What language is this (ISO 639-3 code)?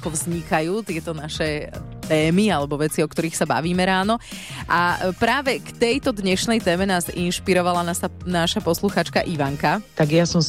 slk